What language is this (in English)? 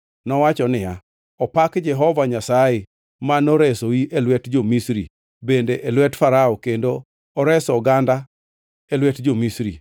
Luo (Kenya and Tanzania)